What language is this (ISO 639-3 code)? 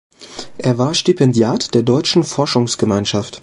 deu